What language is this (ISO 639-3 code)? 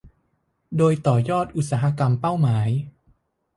tha